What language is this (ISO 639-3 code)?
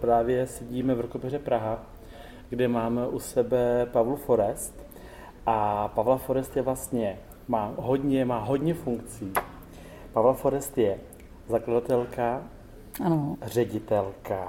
ces